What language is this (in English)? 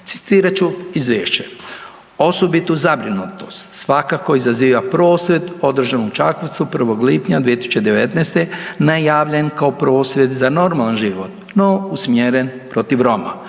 Croatian